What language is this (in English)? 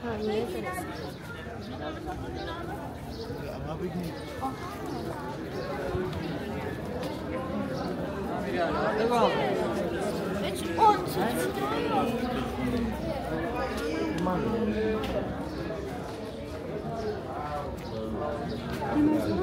Persian